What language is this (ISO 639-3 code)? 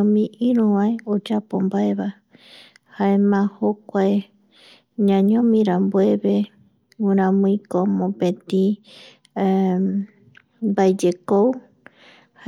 gui